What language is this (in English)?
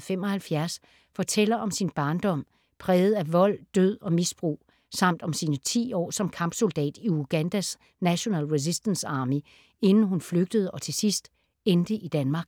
Danish